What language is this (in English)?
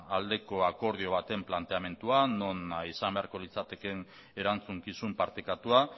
Basque